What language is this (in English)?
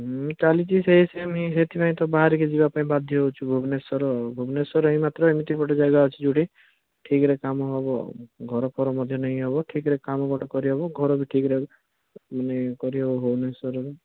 Odia